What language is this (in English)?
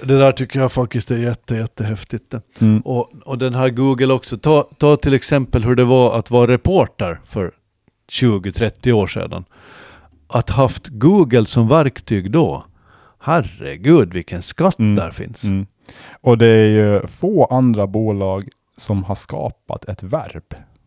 Swedish